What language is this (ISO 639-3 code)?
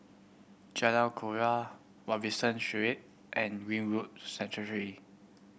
eng